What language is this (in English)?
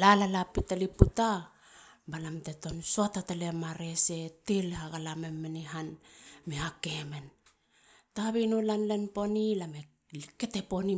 Halia